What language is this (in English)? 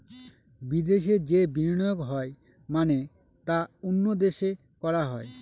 Bangla